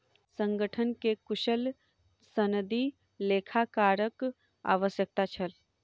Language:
Maithili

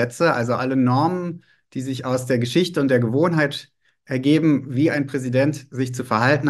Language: German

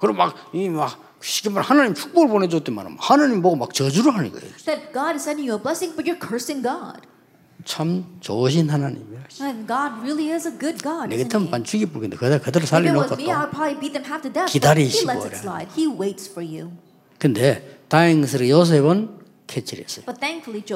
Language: Korean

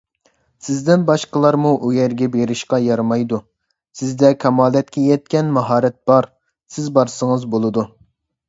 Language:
Uyghur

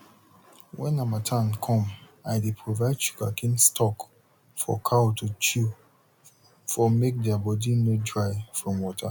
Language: Nigerian Pidgin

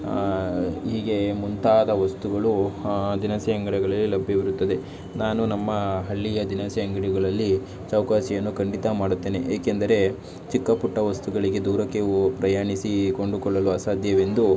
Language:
Kannada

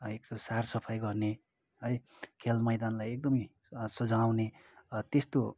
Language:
Nepali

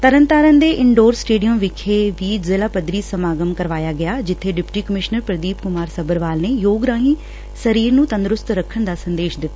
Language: Punjabi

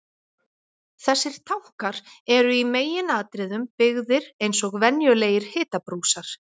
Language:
Icelandic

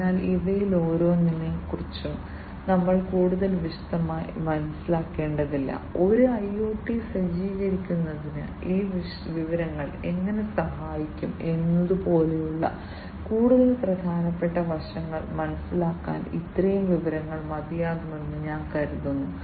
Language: Malayalam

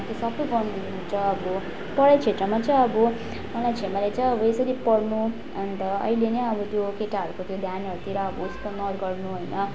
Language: Nepali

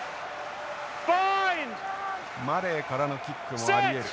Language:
Japanese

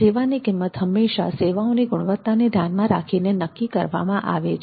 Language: Gujarati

